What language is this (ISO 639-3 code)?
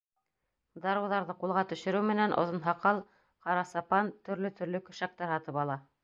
bak